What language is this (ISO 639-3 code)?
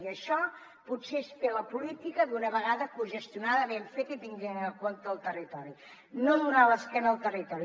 cat